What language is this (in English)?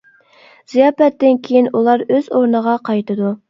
Uyghur